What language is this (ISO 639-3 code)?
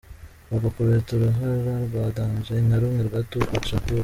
kin